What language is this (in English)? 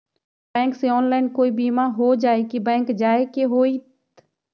Magahi